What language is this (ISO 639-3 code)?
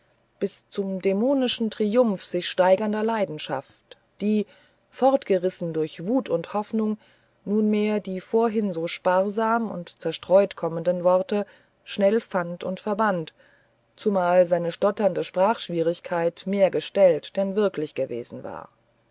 deu